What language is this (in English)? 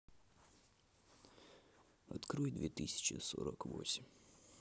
Russian